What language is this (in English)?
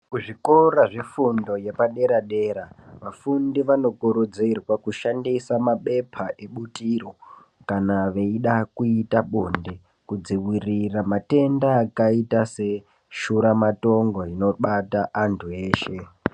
Ndau